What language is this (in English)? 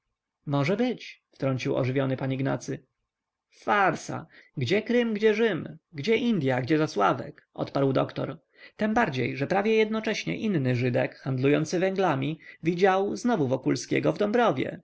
Polish